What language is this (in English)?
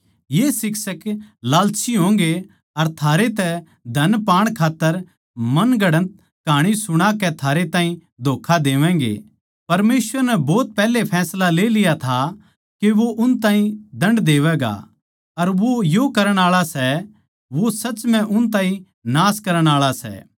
Haryanvi